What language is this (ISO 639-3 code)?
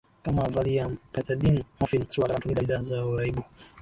swa